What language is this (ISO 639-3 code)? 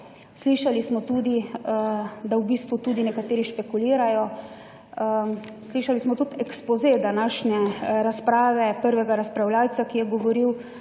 slv